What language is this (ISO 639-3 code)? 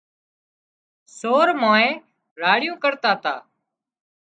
kxp